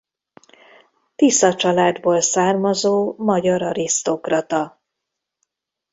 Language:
Hungarian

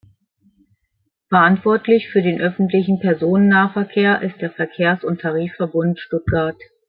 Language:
German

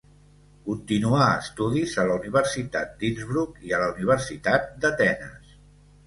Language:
Catalan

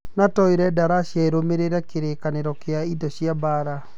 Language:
Kikuyu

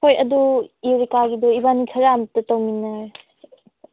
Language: Manipuri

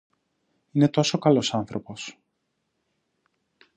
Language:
Greek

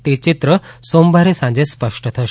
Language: Gujarati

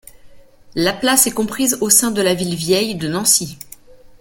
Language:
French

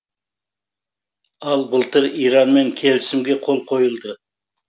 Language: Kazakh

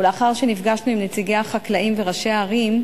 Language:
Hebrew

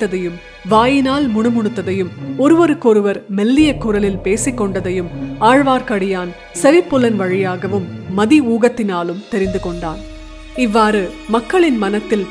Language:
Tamil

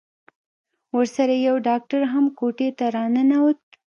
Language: Pashto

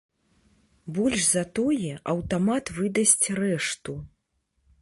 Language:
Belarusian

